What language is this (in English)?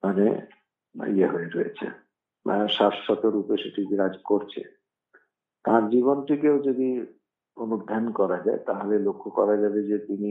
Italian